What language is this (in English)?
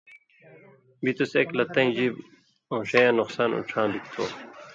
Indus Kohistani